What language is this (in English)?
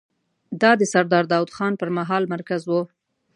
Pashto